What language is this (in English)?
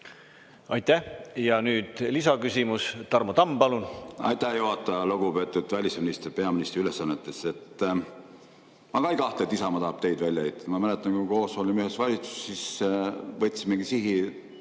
Estonian